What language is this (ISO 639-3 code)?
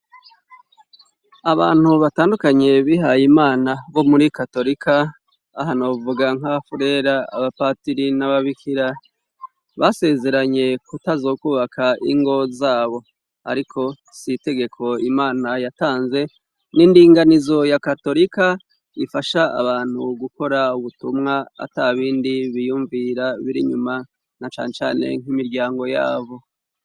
run